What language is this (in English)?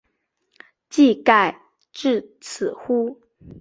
Chinese